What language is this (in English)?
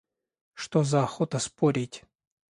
Russian